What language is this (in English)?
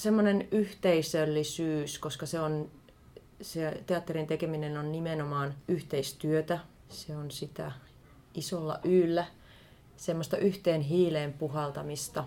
Finnish